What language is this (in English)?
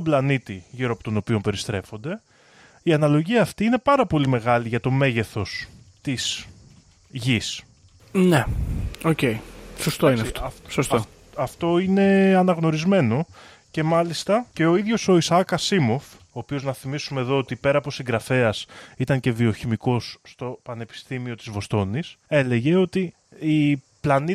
Greek